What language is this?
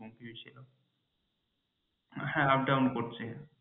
Bangla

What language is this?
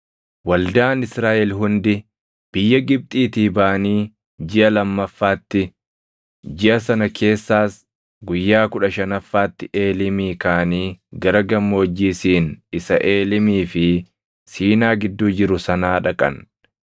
Oromo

